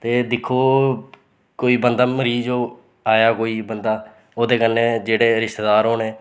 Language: Dogri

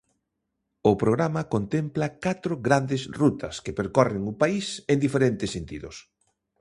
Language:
Galician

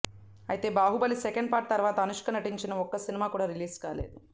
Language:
Telugu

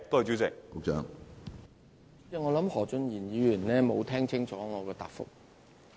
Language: Cantonese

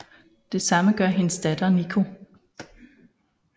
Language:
Danish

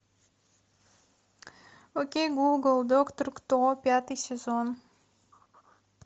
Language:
Russian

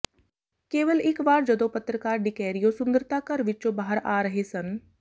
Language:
Punjabi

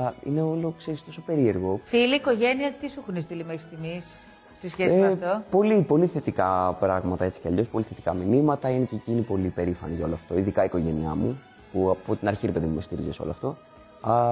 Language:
Greek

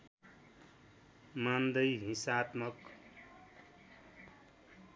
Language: Nepali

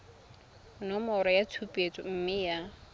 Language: Tswana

